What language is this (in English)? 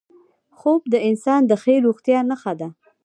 Pashto